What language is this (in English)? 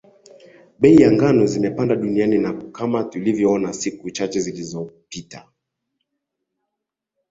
Swahili